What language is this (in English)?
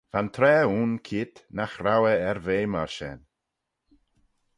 Manx